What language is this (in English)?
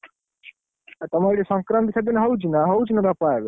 Odia